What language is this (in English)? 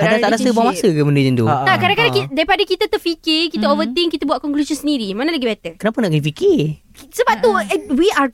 Malay